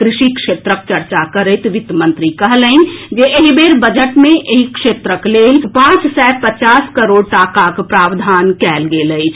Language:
Maithili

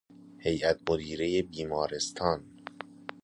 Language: Persian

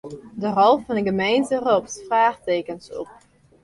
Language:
Western Frisian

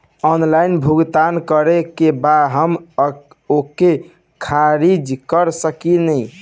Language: Bhojpuri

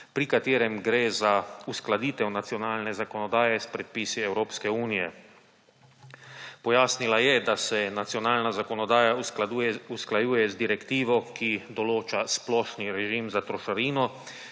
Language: Slovenian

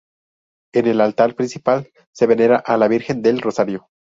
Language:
Spanish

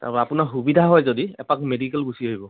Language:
Assamese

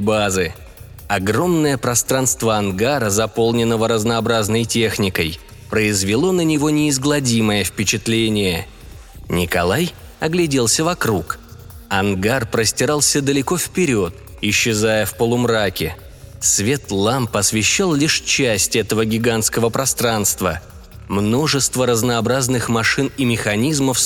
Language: Russian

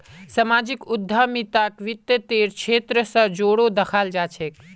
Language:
Magahi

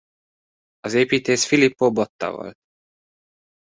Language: Hungarian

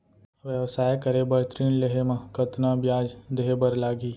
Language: Chhattisgarhi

